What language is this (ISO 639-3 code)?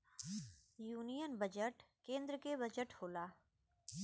bho